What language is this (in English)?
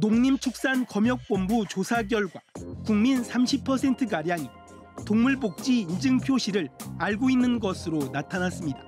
Korean